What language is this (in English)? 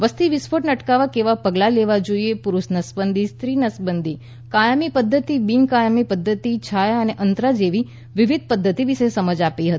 Gujarati